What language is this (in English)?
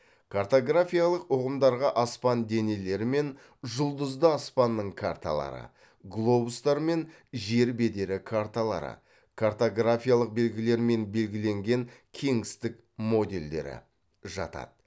Kazakh